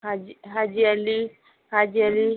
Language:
Marathi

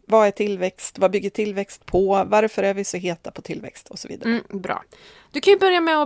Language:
Swedish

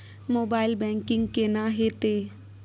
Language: Maithili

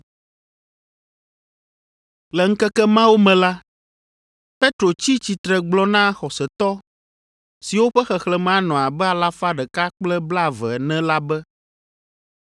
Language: Ewe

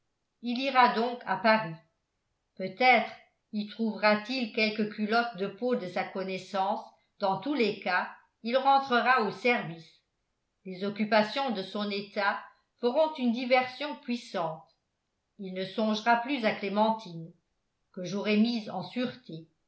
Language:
French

